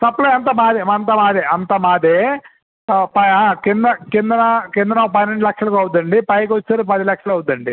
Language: Telugu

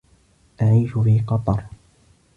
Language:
Arabic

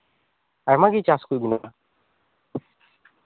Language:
Santali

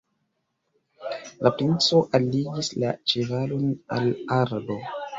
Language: Esperanto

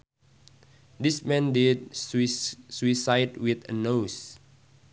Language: Sundanese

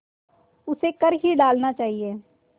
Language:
Hindi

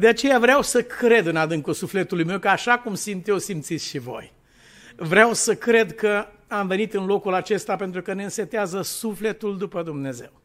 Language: Romanian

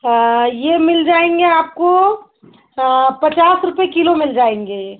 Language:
Hindi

